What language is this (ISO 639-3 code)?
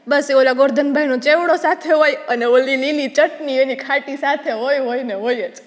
guj